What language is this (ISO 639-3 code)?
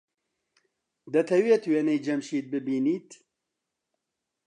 ckb